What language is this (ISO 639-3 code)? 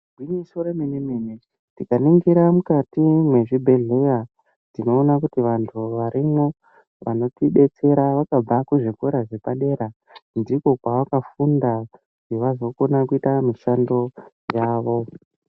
ndc